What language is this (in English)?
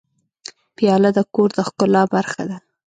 Pashto